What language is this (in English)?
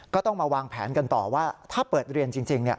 Thai